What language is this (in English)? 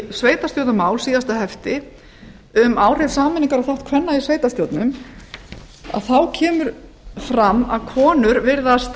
Icelandic